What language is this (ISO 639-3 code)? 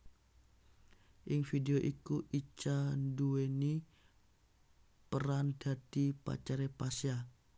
jav